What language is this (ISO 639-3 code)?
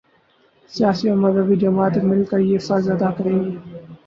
urd